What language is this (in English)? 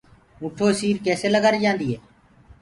Gurgula